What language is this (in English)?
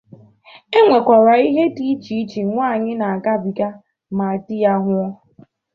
Igbo